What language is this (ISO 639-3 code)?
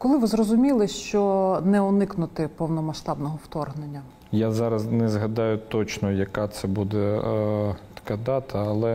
ukr